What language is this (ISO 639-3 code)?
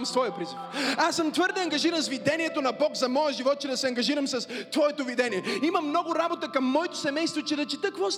bul